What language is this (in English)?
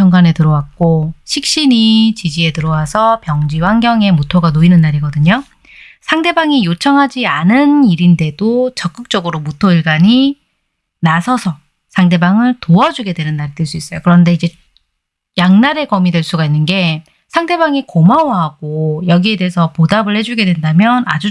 Korean